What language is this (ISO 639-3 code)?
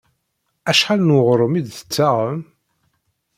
kab